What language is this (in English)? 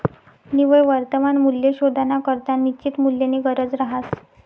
Marathi